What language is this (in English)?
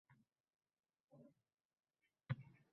Uzbek